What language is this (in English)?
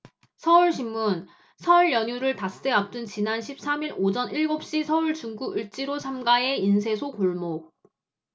Korean